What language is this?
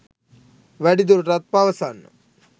Sinhala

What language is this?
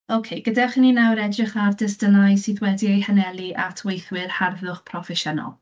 Welsh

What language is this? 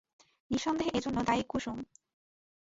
Bangla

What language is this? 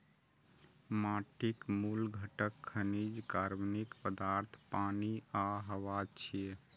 Maithili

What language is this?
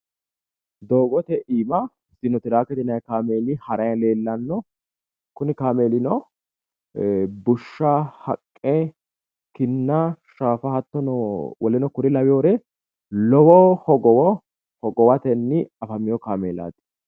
Sidamo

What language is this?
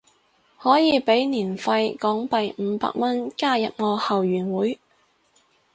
Cantonese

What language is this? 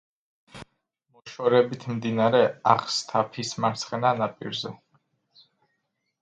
Georgian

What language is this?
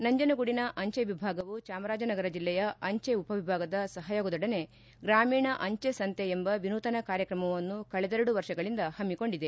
Kannada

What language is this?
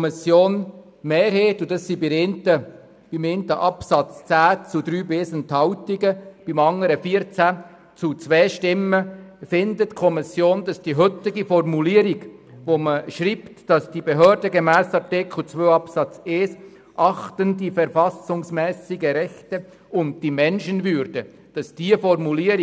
Swiss German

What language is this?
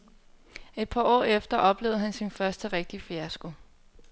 Danish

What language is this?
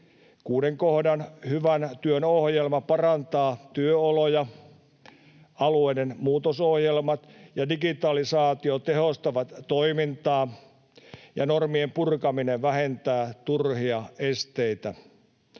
Finnish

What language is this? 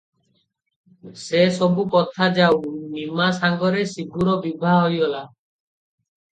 Odia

